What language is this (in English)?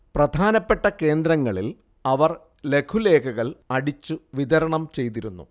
Malayalam